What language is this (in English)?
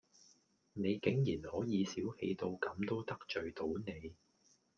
Cantonese